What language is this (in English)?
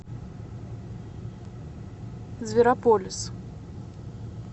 Russian